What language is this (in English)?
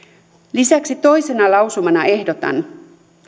Finnish